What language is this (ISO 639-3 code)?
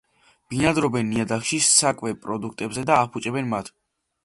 kat